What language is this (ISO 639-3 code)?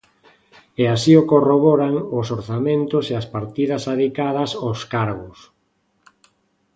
glg